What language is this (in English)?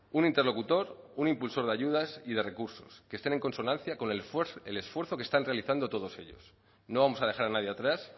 Spanish